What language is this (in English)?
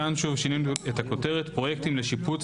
Hebrew